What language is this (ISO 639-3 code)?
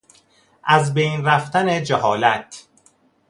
fas